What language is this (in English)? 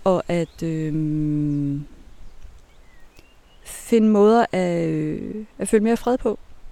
Danish